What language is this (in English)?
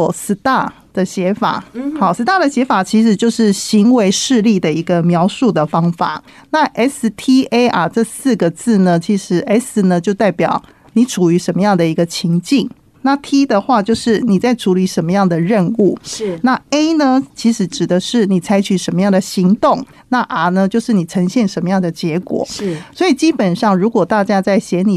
Chinese